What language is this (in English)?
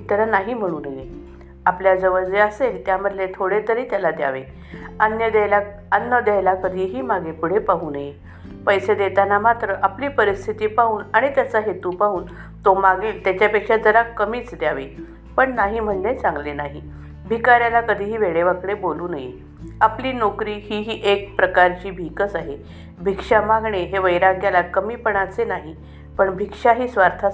Marathi